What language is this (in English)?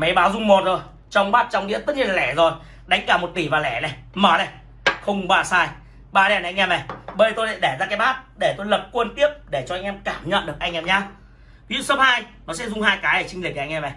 Vietnamese